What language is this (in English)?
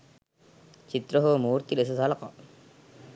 Sinhala